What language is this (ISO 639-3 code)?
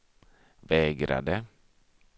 swe